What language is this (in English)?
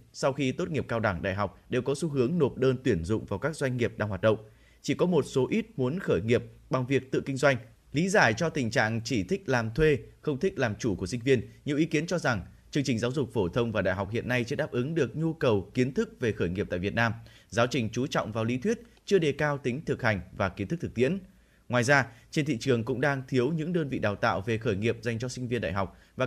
Vietnamese